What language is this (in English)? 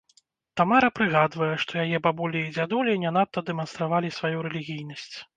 Belarusian